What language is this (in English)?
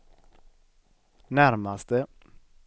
Swedish